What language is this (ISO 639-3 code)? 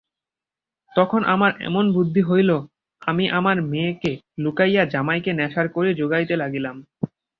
ben